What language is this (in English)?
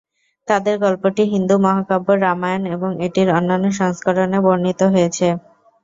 Bangla